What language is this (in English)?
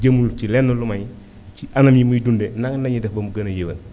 Wolof